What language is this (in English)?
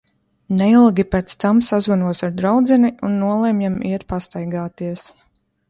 Latvian